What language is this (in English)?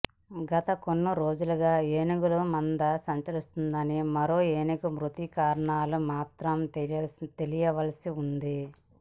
Telugu